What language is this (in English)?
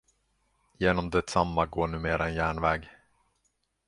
Swedish